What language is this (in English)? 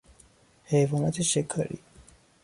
Persian